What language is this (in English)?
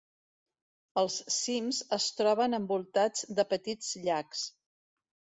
Catalan